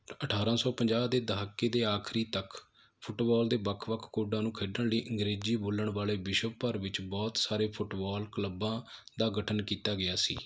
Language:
Punjabi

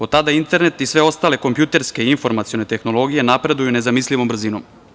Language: Serbian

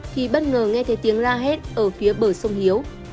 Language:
Vietnamese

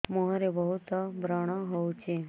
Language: Odia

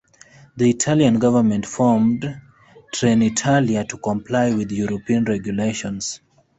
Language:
English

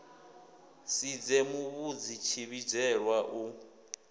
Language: Venda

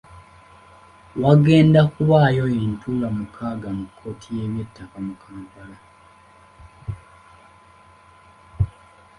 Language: Ganda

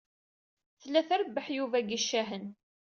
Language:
Kabyle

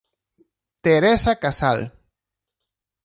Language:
Galician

